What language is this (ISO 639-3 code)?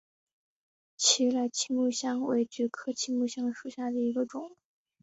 zho